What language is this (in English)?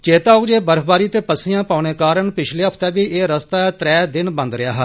Dogri